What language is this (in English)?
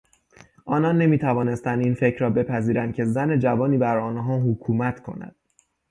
Persian